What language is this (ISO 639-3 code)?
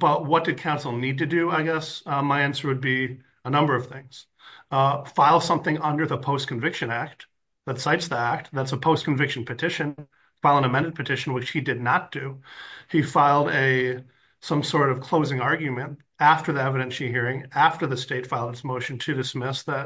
eng